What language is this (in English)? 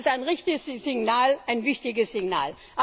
German